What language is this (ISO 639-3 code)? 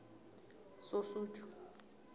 nbl